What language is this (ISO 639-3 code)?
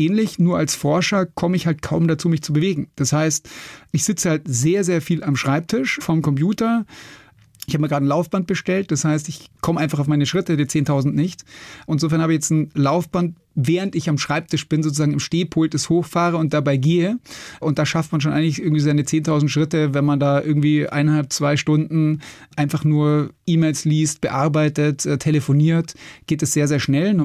deu